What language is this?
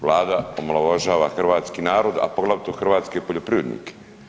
Croatian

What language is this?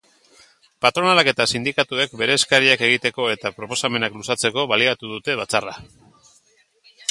Basque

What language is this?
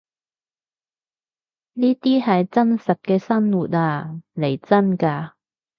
Cantonese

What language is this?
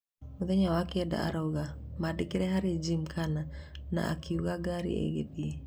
Kikuyu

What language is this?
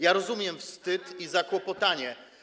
Polish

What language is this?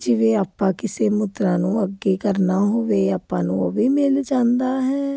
Punjabi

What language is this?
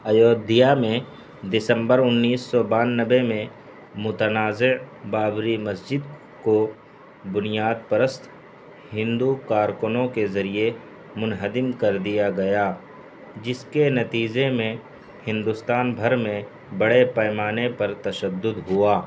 Urdu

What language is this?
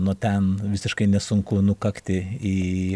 Lithuanian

